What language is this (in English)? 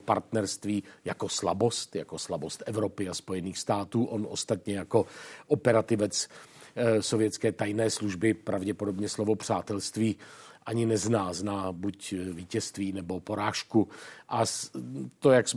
Czech